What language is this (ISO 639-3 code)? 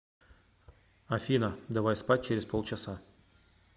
rus